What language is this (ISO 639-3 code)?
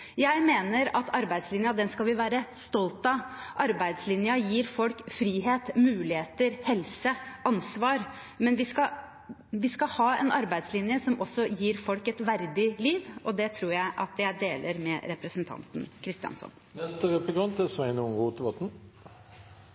nor